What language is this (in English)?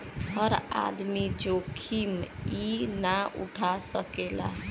Bhojpuri